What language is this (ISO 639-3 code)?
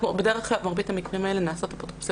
heb